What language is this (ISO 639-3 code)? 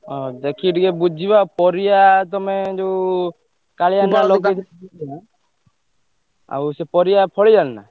ori